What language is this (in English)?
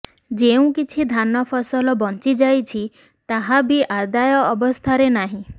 Odia